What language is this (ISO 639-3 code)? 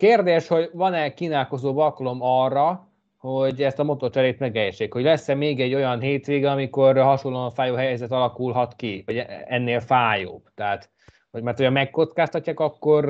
hun